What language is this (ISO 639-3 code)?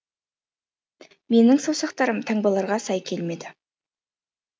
kaz